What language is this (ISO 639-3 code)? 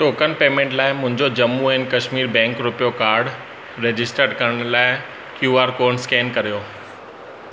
snd